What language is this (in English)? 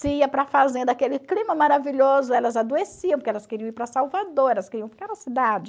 Portuguese